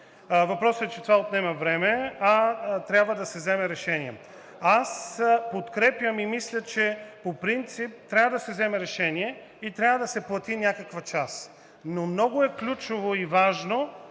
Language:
Bulgarian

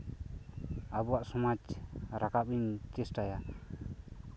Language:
Santali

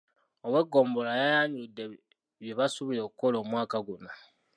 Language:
Ganda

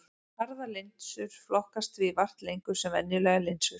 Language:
Icelandic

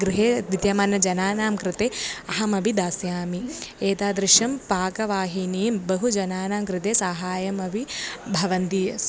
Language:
Sanskrit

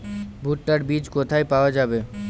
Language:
Bangla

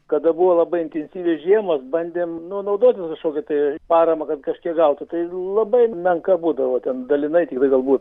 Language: Lithuanian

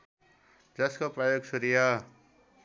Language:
Nepali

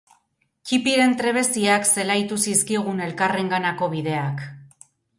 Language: Basque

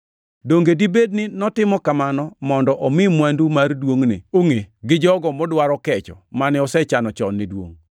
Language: Luo (Kenya and Tanzania)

